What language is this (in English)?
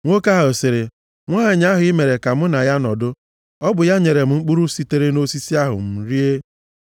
Igbo